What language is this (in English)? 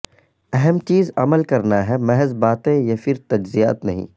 Urdu